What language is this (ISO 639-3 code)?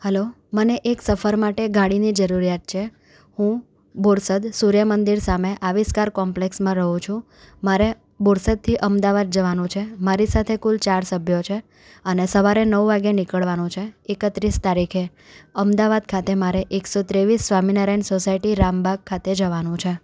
guj